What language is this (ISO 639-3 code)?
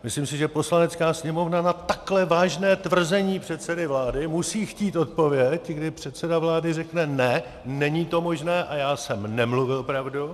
ces